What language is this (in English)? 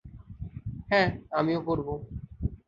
Bangla